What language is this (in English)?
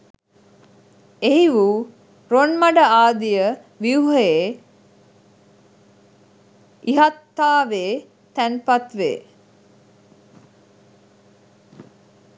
Sinhala